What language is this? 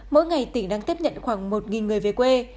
Vietnamese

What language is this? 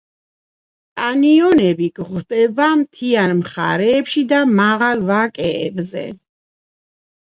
Georgian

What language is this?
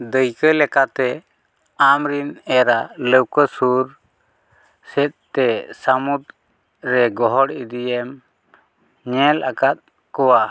Santali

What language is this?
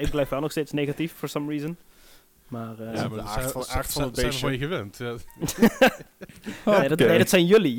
Dutch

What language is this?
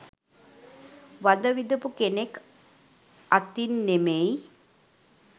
Sinhala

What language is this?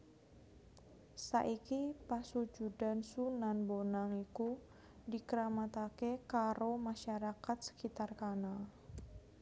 Javanese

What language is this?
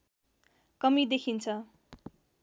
Nepali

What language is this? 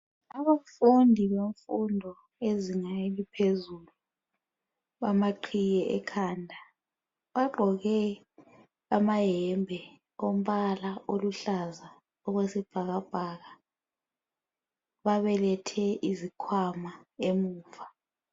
North Ndebele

